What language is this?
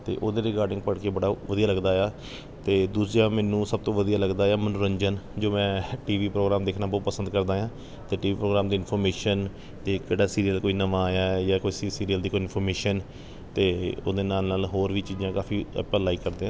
Punjabi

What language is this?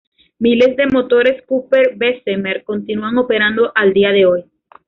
Spanish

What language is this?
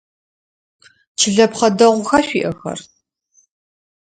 Adyghe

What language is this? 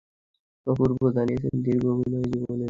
Bangla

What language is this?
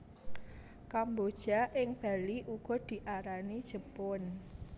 Javanese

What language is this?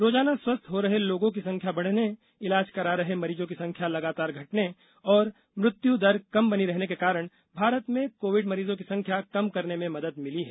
Hindi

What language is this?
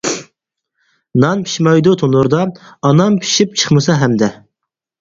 Uyghur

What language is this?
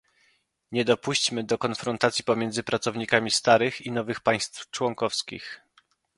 Polish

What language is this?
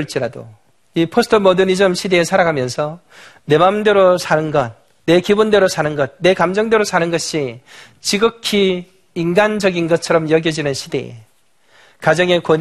Korean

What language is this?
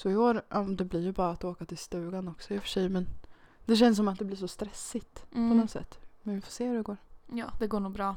Swedish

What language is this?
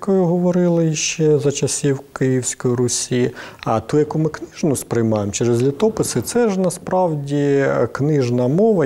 Ukrainian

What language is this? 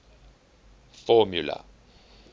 English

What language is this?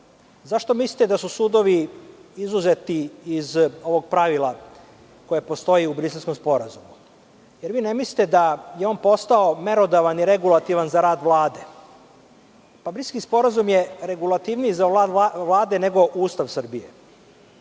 Serbian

